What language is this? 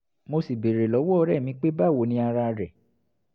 Yoruba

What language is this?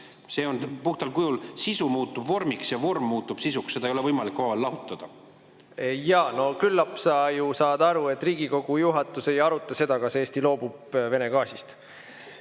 Estonian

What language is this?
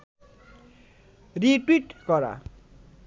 Bangla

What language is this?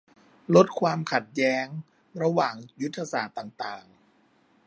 Thai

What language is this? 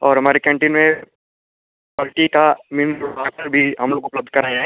Hindi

